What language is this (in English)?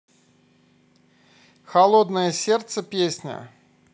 Russian